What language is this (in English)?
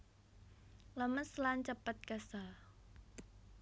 Javanese